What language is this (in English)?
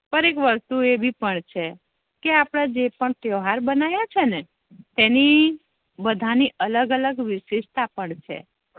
Gujarati